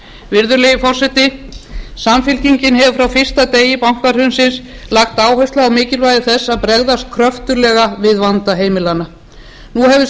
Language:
Icelandic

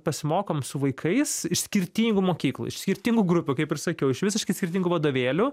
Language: Lithuanian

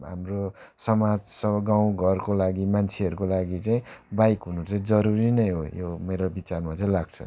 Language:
Nepali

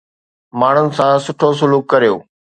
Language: Sindhi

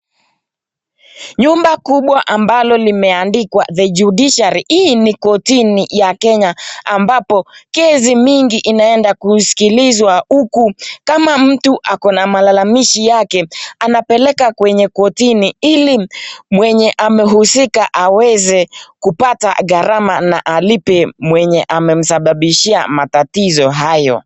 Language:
Swahili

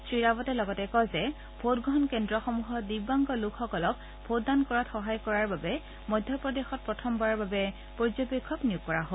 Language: Assamese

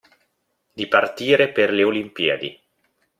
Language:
Italian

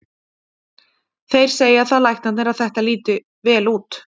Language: Icelandic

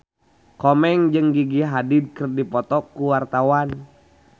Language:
Sundanese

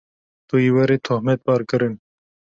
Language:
Kurdish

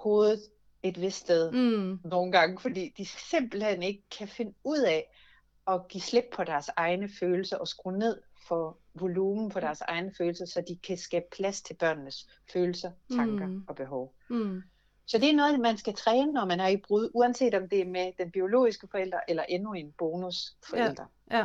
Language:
Danish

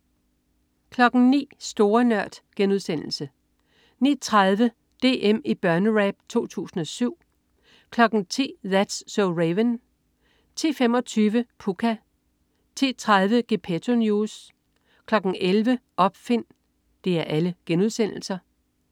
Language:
Danish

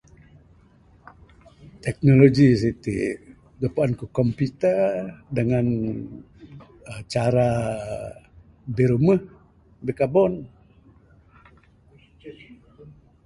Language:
Bukar-Sadung Bidayuh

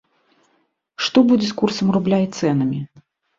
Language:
Belarusian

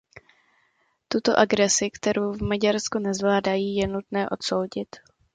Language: Czech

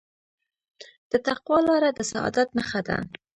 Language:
Pashto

